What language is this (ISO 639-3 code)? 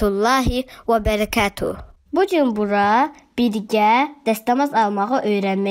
tur